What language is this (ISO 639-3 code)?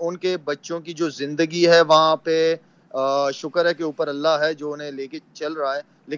urd